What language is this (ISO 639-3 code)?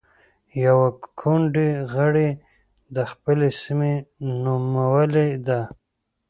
pus